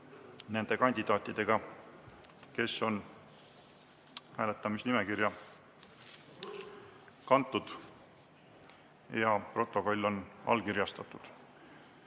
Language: Estonian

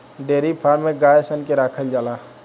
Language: Bhojpuri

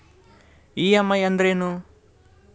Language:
Kannada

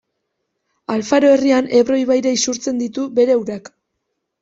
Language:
Basque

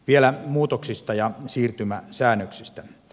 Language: Finnish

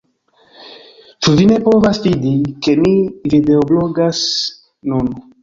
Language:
Esperanto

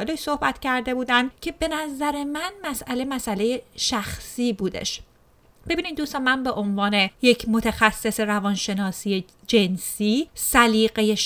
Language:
Persian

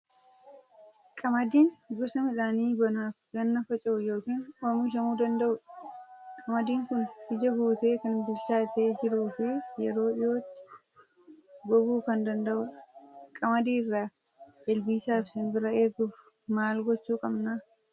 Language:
Oromo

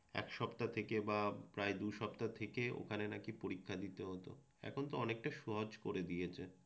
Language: Bangla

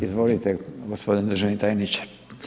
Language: Croatian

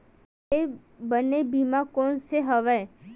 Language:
Chhattisgarhi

